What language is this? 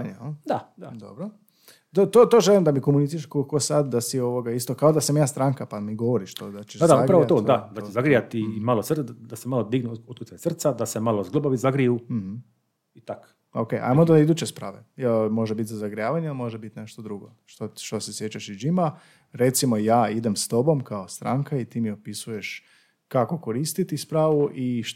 Croatian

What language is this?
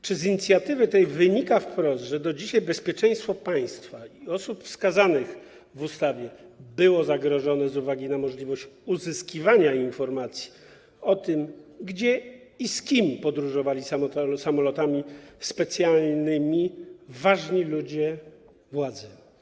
Polish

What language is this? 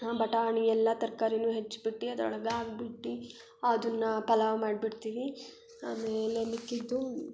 Kannada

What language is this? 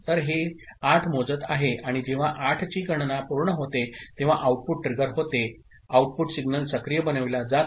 Marathi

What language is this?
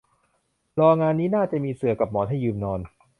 Thai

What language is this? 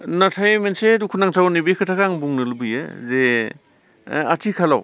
Bodo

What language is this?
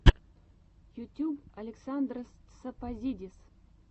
Russian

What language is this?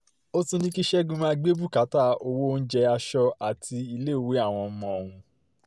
Yoruba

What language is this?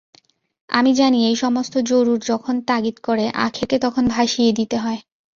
Bangla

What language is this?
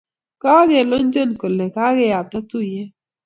Kalenjin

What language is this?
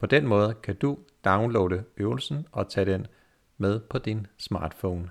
Danish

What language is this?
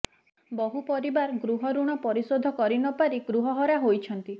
Odia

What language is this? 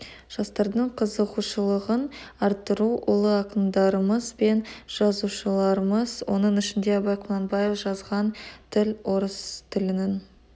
Kazakh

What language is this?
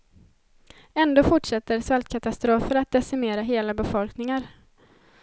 Swedish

